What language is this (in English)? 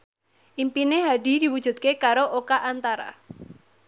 Javanese